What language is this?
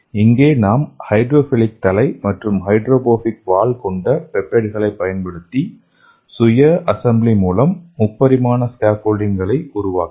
Tamil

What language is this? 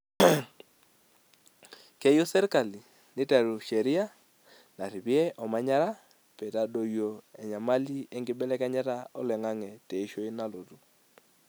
Masai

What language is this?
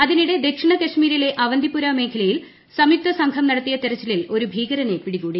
Malayalam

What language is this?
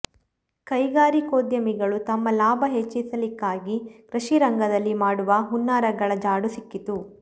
Kannada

